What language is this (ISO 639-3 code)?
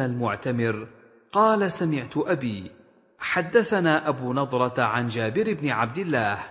ara